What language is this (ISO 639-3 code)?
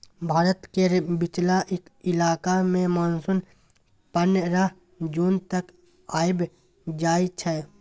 mai